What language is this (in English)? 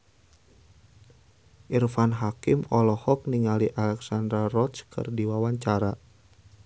Sundanese